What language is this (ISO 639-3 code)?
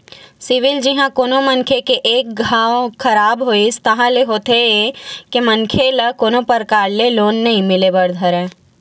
hne